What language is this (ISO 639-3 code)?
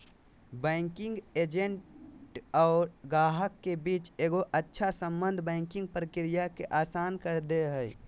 mag